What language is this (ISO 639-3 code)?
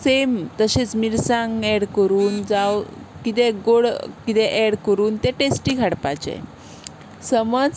kok